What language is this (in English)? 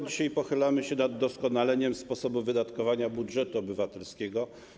Polish